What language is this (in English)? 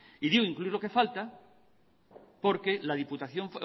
Spanish